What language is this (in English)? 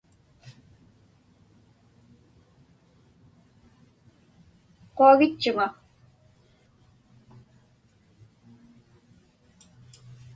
Inupiaq